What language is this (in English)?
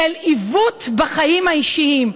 Hebrew